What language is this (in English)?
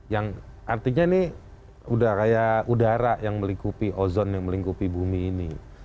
Indonesian